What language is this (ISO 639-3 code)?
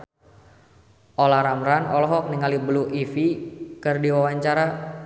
sun